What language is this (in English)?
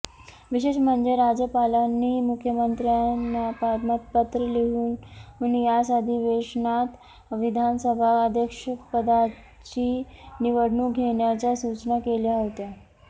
Marathi